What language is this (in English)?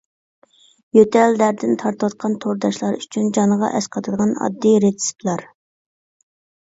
Uyghur